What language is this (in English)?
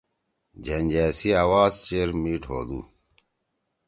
Torwali